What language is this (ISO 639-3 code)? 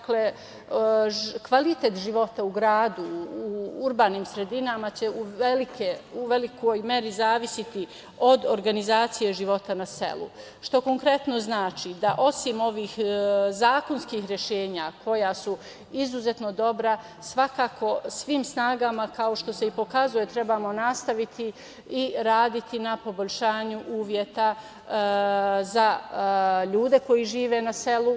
srp